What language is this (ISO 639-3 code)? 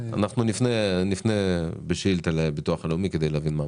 heb